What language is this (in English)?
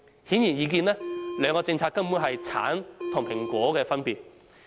Cantonese